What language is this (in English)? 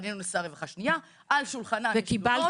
Hebrew